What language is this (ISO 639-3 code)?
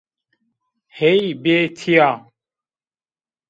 zza